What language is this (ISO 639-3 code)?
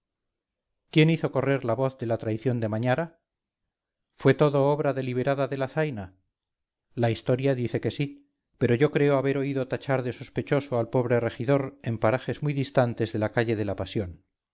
spa